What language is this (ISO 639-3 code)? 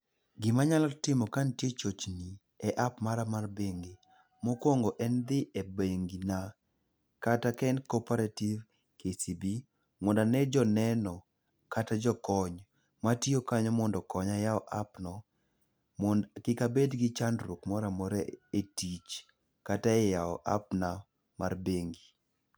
luo